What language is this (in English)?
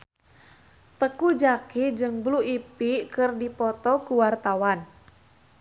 Sundanese